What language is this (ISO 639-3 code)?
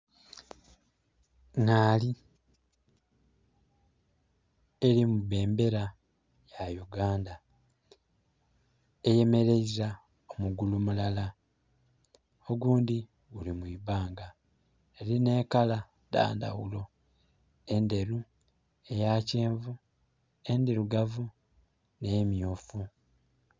xog